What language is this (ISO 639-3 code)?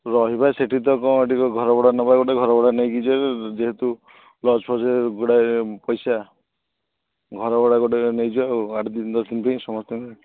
ori